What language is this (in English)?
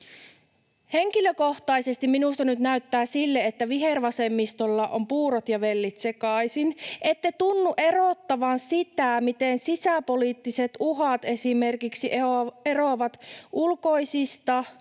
Finnish